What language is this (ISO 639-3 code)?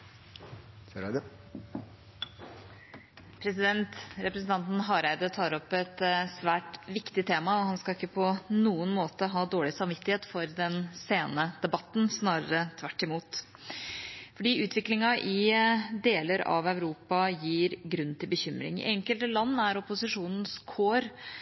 nor